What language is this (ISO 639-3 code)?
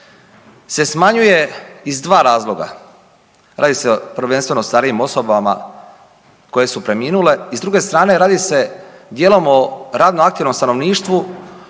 hrv